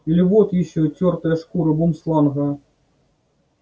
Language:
Russian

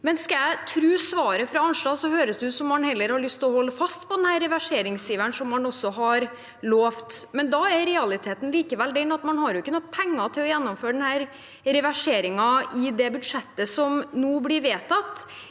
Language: Norwegian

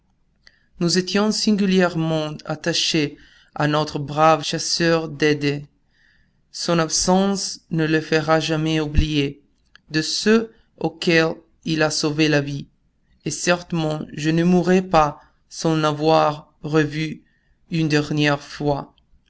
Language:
French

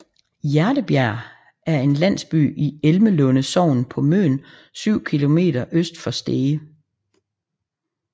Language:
Danish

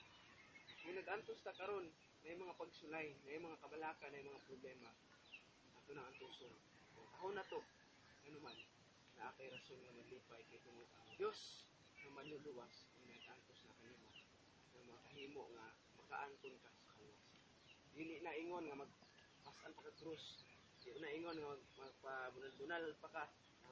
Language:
Filipino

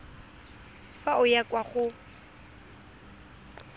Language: Tswana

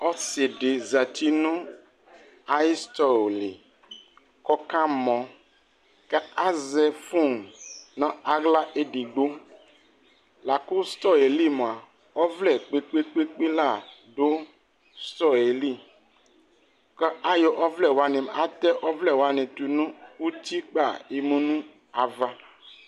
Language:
Ikposo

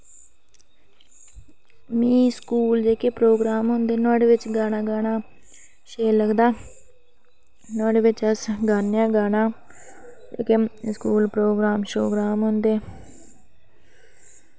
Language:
Dogri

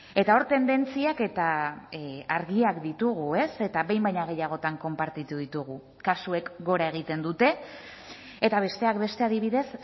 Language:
Basque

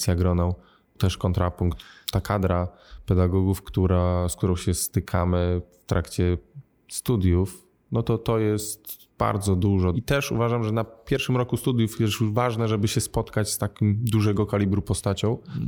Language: Polish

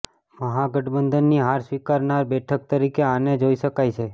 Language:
Gujarati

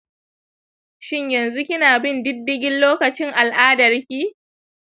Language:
Hausa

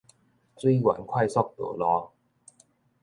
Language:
Min Nan Chinese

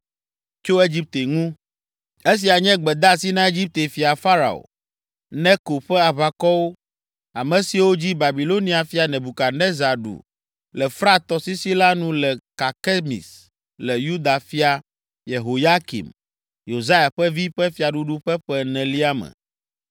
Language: Ewe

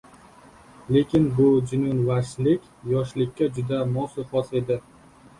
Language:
Uzbek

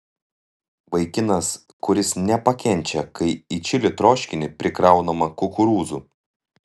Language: Lithuanian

